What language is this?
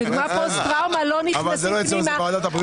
Hebrew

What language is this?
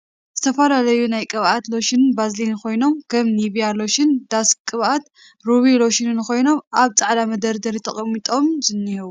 Tigrinya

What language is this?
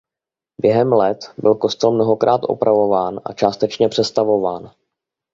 Czech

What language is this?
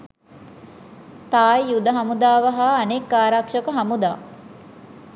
Sinhala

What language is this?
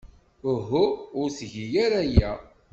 Kabyle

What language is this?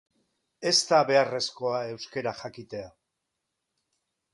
Basque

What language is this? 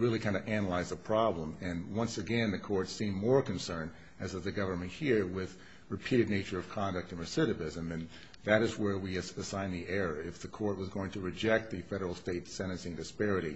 English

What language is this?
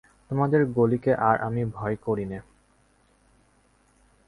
Bangla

